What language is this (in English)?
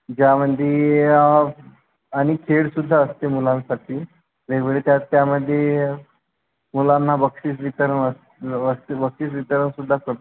Marathi